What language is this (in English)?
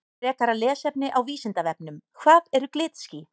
Icelandic